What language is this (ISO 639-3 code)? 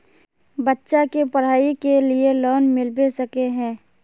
mag